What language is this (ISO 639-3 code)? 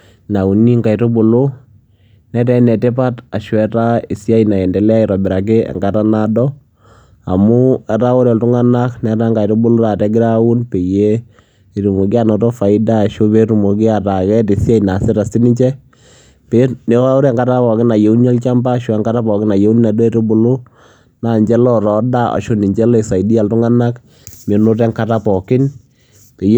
mas